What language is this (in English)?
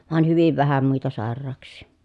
Finnish